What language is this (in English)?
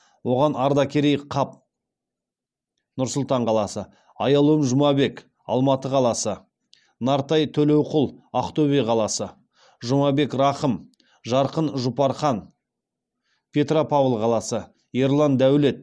Kazakh